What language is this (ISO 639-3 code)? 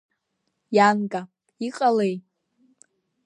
abk